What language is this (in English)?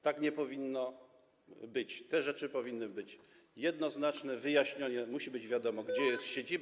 Polish